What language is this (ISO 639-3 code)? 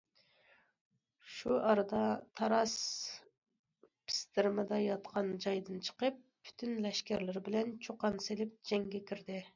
uig